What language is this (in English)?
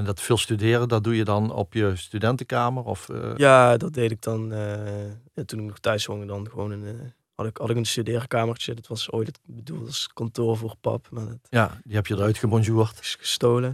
Dutch